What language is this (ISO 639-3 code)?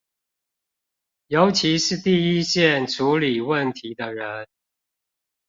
zho